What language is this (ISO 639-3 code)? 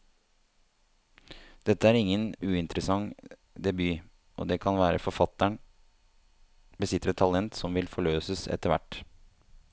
nor